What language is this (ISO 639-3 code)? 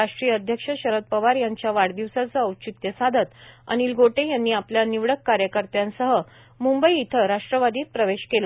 mar